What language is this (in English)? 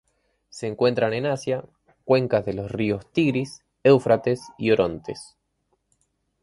Spanish